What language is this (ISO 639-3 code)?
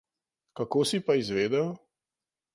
slv